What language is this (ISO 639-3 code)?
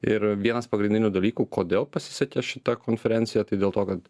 lit